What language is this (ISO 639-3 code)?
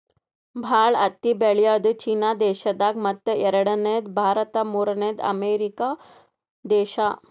kan